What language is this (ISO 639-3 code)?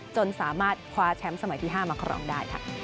tha